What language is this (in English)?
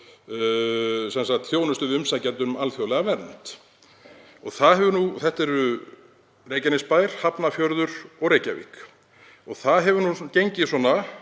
Icelandic